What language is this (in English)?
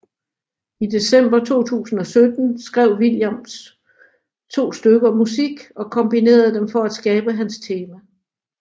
Danish